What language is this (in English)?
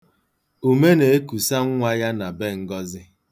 Igbo